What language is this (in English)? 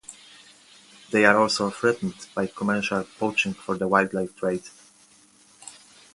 English